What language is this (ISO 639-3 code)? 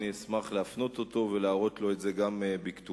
heb